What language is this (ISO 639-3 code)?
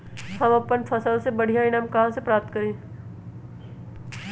mag